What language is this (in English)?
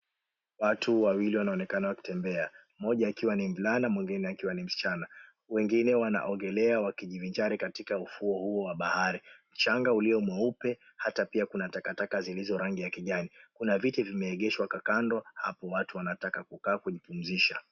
Swahili